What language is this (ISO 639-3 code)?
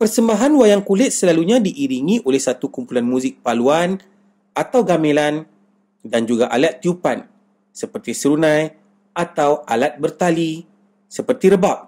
msa